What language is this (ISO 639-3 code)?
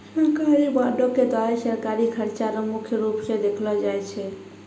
mai